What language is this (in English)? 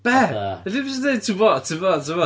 Welsh